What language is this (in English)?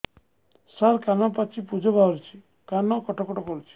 Odia